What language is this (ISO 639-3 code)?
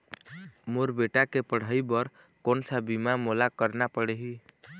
hne